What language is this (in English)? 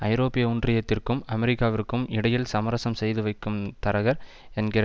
Tamil